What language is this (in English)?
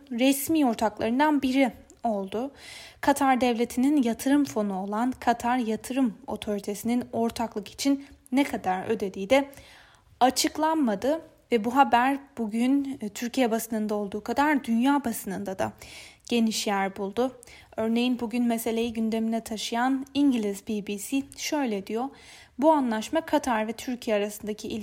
Turkish